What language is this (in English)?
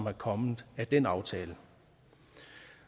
Danish